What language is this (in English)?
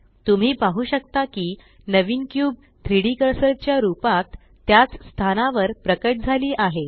Marathi